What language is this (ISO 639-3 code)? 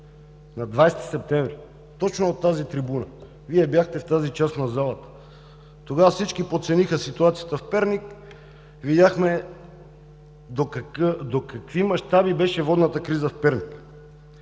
bul